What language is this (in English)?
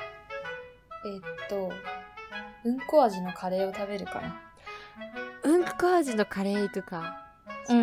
Japanese